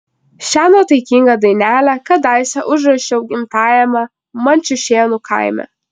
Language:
Lithuanian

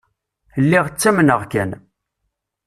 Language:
Kabyle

